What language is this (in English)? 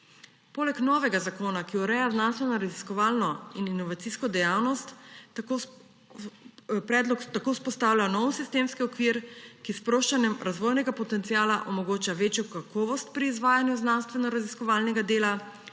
Slovenian